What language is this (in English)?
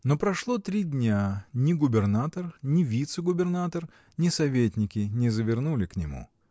Russian